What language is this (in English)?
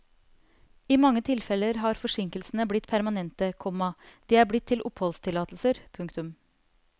Norwegian